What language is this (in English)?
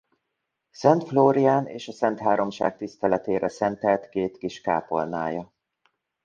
Hungarian